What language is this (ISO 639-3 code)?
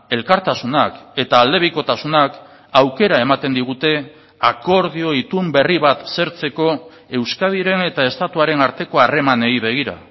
eus